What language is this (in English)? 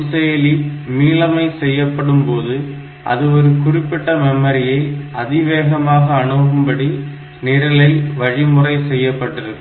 Tamil